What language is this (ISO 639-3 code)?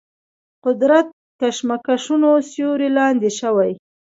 pus